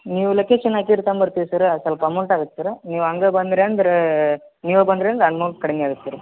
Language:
Kannada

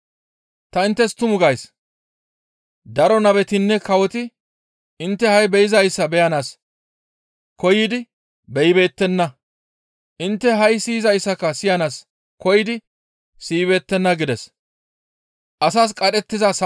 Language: Gamo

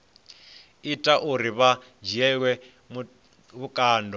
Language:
Venda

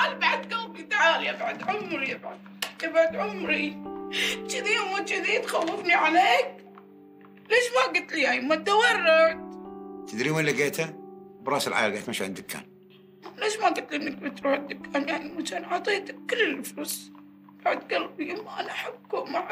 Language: Arabic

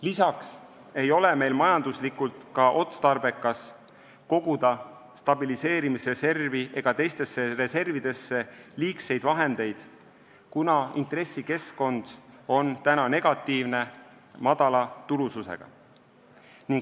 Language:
Estonian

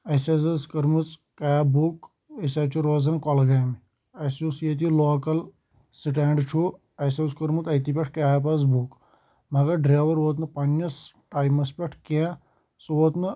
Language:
Kashmiri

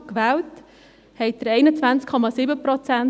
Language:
Swiss German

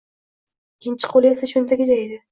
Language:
Uzbek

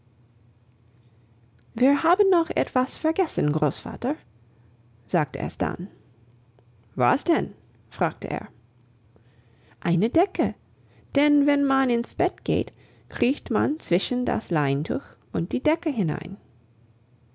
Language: German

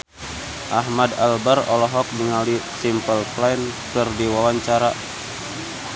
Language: Sundanese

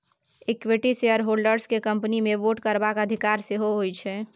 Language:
Maithili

